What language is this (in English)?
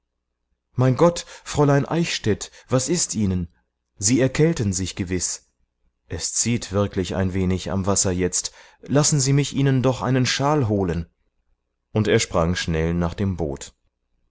German